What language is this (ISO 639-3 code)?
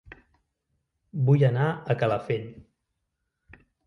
cat